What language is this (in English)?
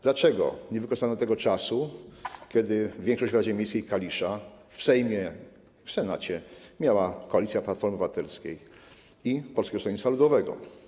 Polish